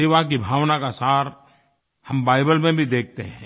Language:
Hindi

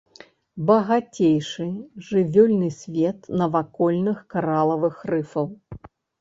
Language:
Belarusian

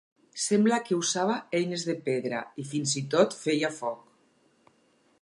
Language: Catalan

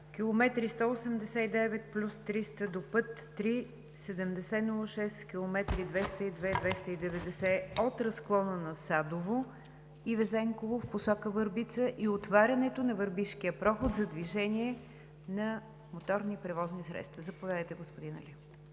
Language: Bulgarian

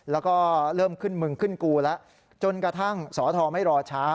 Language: Thai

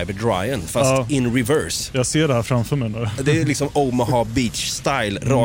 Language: Swedish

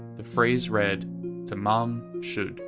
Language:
English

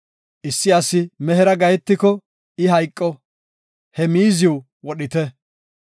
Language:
Gofa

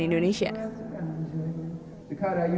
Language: Indonesian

